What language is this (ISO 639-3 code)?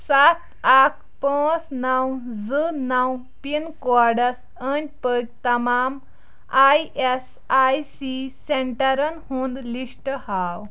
kas